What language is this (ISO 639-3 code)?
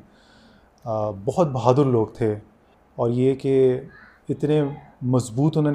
urd